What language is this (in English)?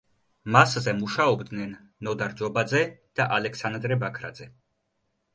Georgian